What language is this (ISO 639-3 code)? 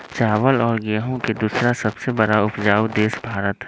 mag